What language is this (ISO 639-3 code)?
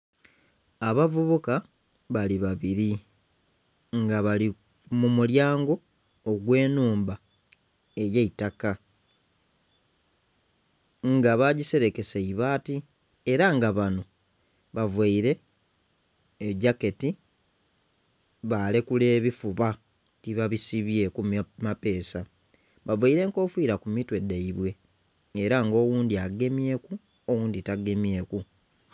xog